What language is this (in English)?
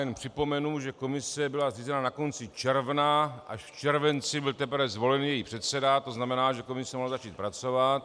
Czech